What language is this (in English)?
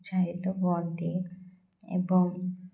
Odia